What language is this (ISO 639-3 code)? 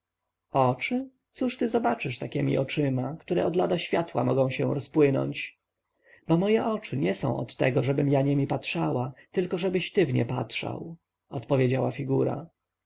pol